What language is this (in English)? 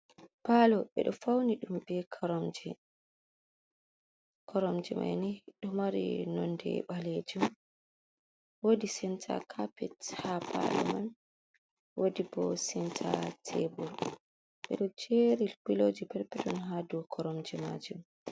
Fula